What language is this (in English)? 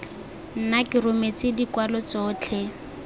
Tswana